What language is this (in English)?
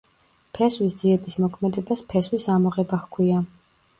Georgian